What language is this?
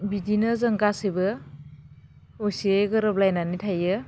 Bodo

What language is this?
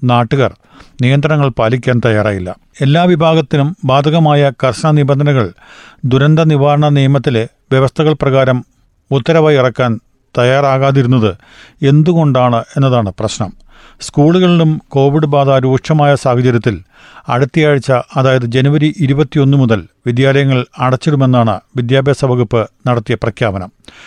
Malayalam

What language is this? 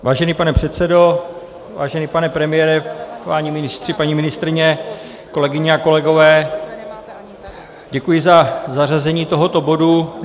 Czech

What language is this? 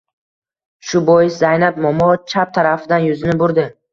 Uzbek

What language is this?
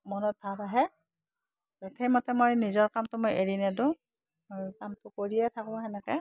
Assamese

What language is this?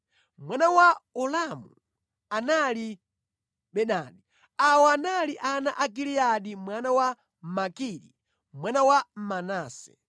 Nyanja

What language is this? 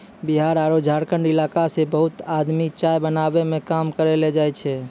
Maithili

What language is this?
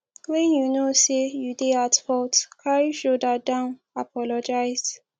Nigerian Pidgin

